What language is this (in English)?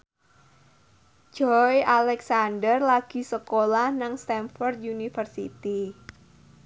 Javanese